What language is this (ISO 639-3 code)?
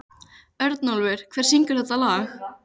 isl